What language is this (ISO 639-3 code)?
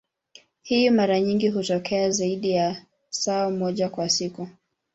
swa